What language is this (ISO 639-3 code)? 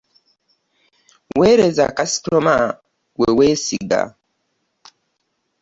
lug